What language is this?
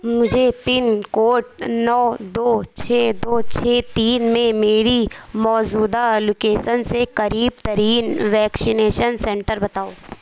Urdu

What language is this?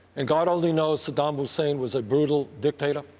English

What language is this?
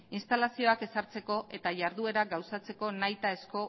Basque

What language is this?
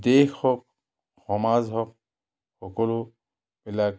Assamese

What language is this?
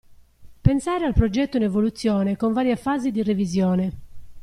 Italian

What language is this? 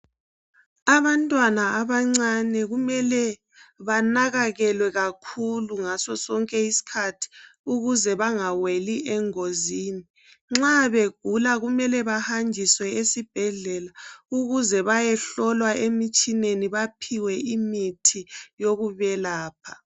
North Ndebele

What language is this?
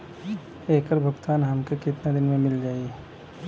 Bhojpuri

